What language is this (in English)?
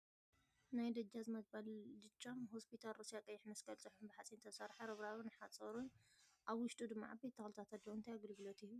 Tigrinya